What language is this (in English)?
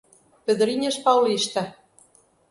Portuguese